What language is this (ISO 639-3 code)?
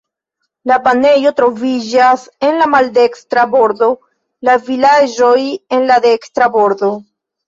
epo